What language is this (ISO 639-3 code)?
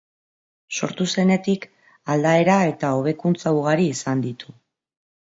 eus